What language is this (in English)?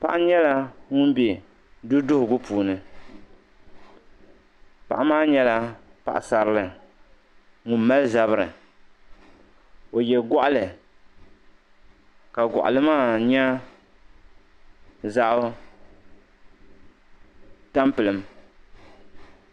Dagbani